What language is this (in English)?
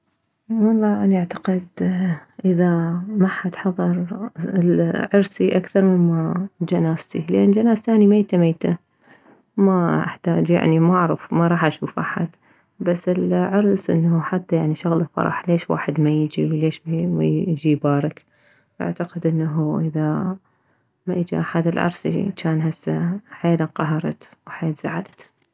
Mesopotamian Arabic